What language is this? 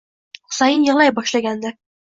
Uzbek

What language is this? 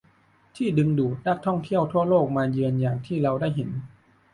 Thai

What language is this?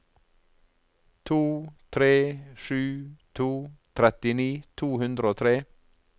Norwegian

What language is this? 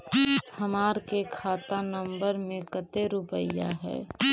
Magahi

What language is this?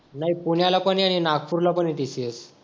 Marathi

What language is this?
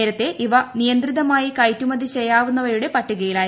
Malayalam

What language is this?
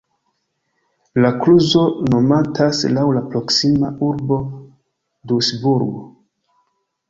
Esperanto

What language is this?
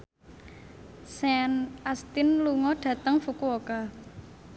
Javanese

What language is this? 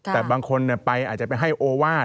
Thai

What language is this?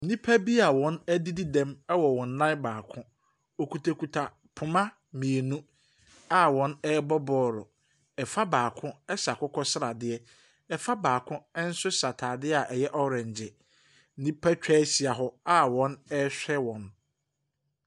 Akan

